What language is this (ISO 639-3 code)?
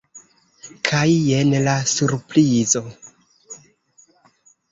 epo